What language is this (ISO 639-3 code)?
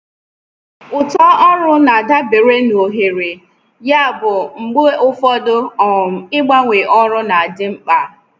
ibo